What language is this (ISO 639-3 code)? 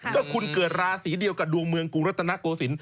tha